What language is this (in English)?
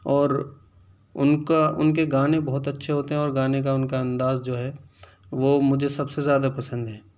Urdu